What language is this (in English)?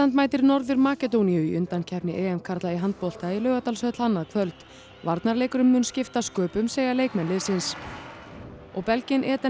Icelandic